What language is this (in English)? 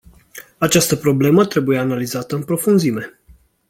Romanian